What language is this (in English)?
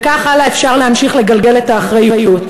Hebrew